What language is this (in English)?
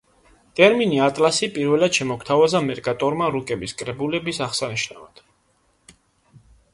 Georgian